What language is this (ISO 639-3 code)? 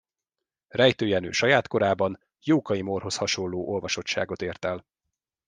hun